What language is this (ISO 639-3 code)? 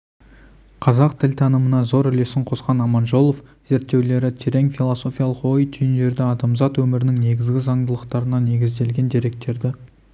kaz